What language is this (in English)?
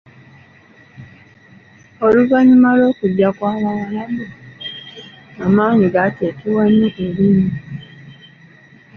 Ganda